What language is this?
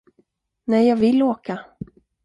Swedish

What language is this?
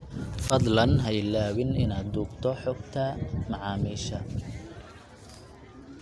Somali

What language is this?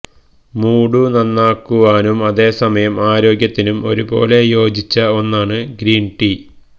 Malayalam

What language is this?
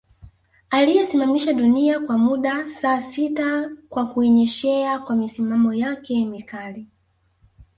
Swahili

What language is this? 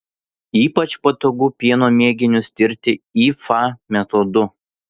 Lithuanian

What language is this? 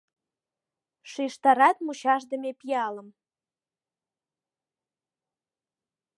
Mari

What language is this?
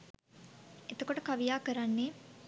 Sinhala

